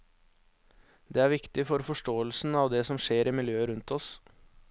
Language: Norwegian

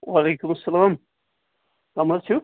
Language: Kashmiri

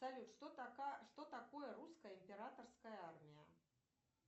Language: Russian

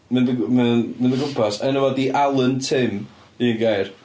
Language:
Welsh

